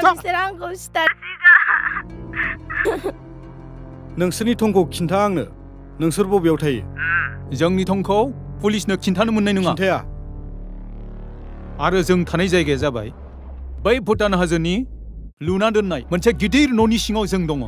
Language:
Korean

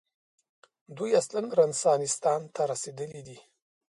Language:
Pashto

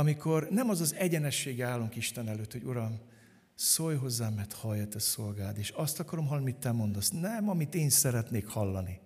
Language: Hungarian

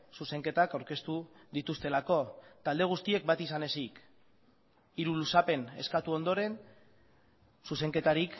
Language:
Basque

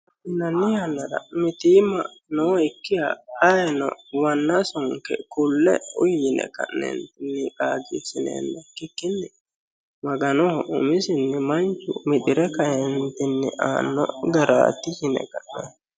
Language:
Sidamo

